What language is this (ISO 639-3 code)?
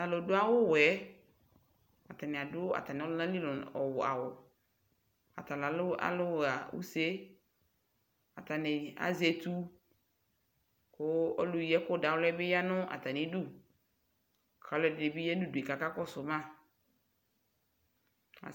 kpo